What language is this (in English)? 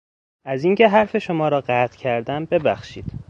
Persian